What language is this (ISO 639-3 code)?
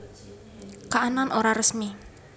jav